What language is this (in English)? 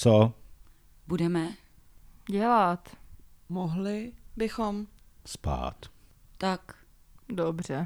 Czech